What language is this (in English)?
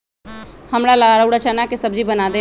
Magahi